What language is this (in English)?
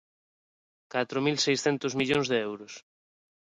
Galician